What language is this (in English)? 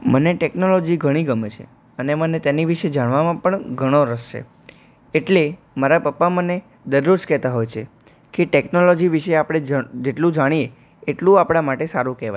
Gujarati